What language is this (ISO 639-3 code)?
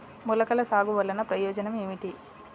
tel